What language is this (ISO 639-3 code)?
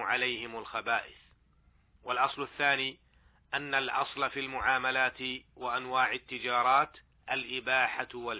ara